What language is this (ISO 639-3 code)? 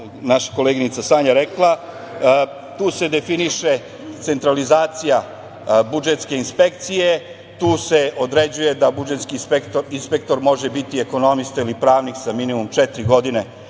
srp